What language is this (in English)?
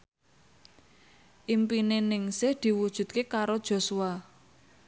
Javanese